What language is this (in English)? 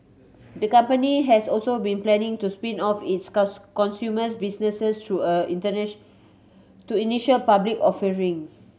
English